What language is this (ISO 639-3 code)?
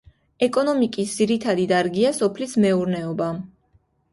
kat